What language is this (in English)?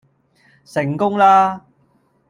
Cantonese